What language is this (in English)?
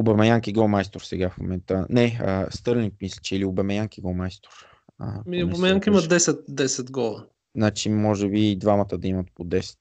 Bulgarian